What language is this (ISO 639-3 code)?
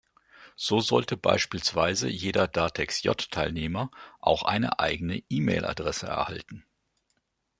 deu